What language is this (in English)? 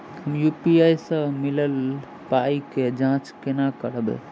Maithili